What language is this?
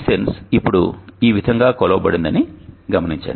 Telugu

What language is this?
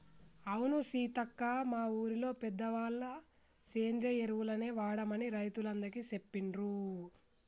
Telugu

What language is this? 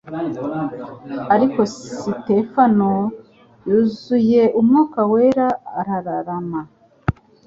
Kinyarwanda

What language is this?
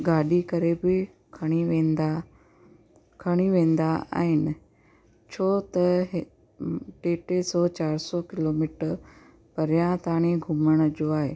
Sindhi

